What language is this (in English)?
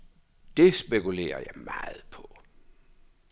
Danish